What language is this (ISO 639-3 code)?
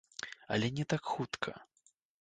bel